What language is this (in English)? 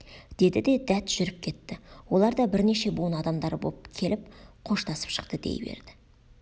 Kazakh